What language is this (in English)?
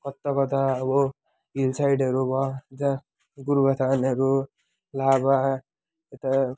Nepali